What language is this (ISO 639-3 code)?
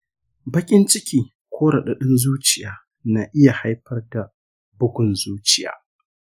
hau